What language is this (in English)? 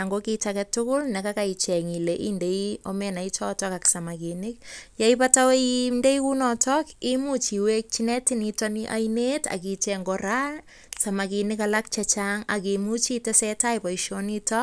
Kalenjin